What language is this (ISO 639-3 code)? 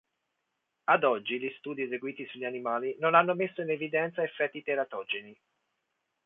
ita